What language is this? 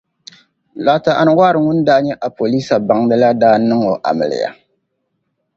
Dagbani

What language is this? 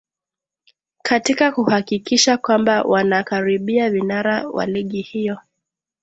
Swahili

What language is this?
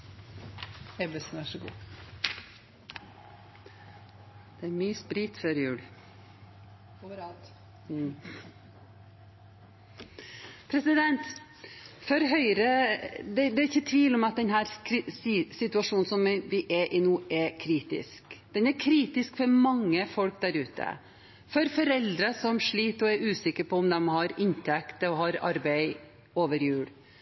Norwegian Bokmål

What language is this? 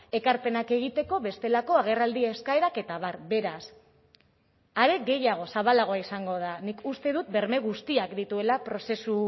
Basque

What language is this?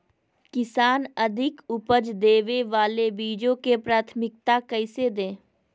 Magahi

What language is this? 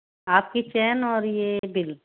Hindi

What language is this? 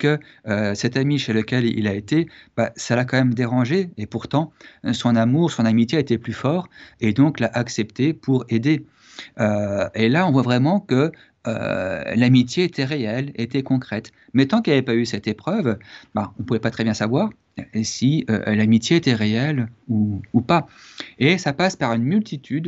French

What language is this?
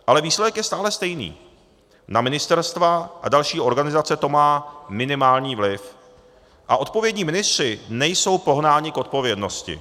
Czech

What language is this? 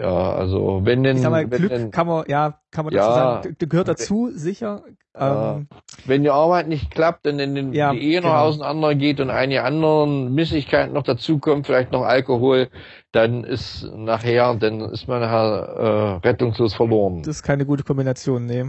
German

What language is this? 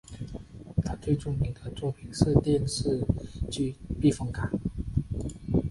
Chinese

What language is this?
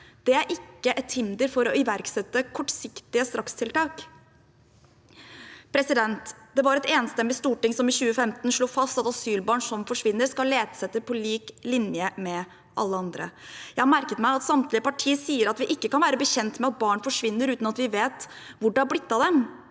Norwegian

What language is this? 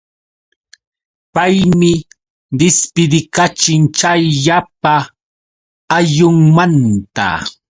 Yauyos Quechua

